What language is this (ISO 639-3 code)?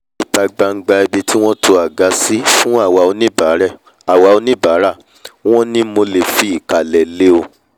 yor